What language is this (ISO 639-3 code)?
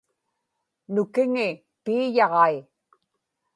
ipk